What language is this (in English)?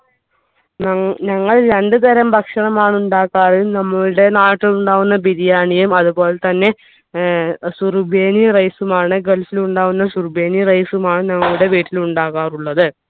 Malayalam